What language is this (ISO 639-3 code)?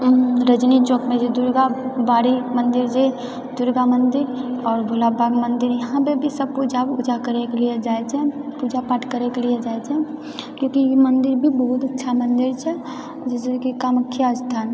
mai